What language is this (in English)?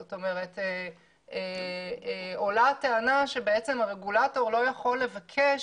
Hebrew